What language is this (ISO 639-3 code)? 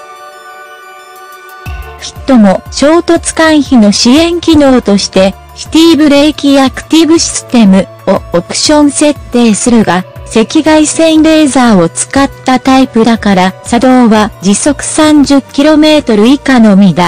jpn